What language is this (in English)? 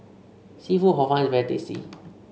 English